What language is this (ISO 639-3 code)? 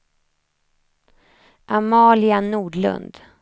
swe